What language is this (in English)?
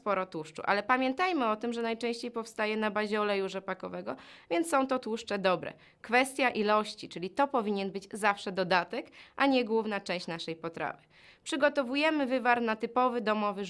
Polish